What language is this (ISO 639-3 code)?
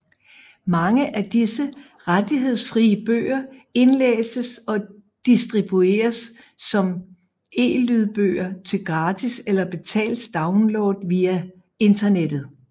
dan